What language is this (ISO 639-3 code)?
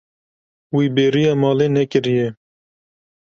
kur